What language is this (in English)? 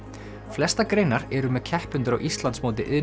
Icelandic